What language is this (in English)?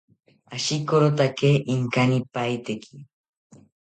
South Ucayali Ashéninka